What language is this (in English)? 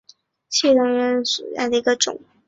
Chinese